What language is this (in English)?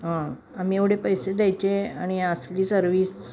Marathi